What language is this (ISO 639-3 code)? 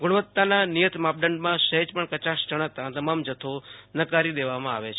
guj